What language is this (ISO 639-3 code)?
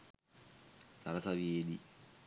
sin